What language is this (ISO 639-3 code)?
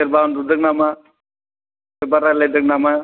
brx